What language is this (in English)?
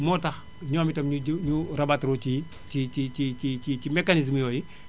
Wolof